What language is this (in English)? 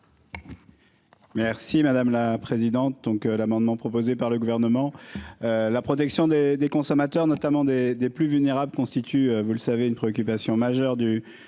French